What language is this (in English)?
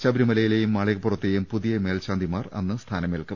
Malayalam